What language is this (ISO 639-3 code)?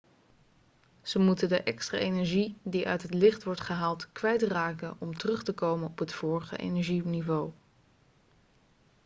nld